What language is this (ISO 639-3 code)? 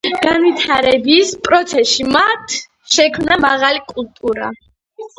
kat